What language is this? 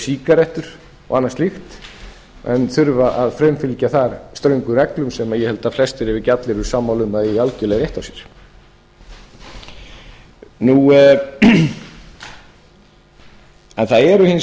Icelandic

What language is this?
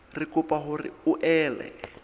Southern Sotho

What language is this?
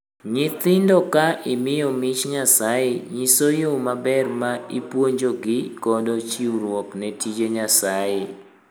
Luo (Kenya and Tanzania)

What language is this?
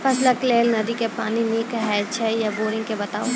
Maithili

